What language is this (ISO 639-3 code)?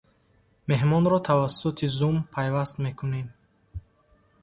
tgk